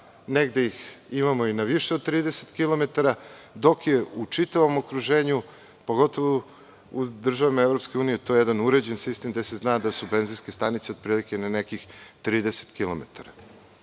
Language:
Serbian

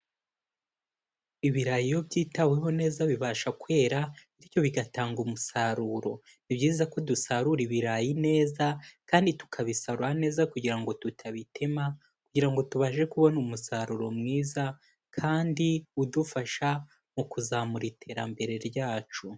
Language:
Kinyarwanda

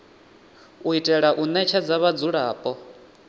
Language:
Venda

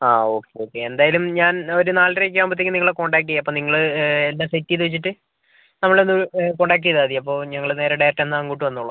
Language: Malayalam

